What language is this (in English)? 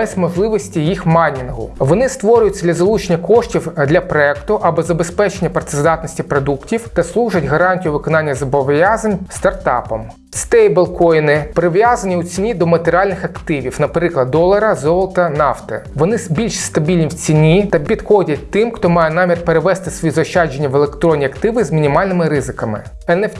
Ukrainian